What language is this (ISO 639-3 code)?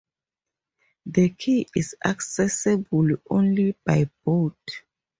eng